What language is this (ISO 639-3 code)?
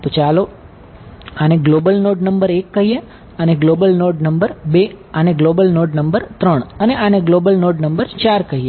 guj